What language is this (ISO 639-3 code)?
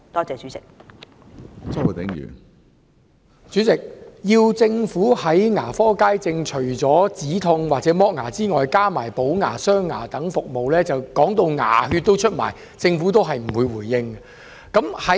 yue